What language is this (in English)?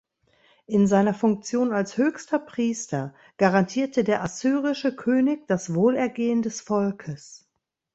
German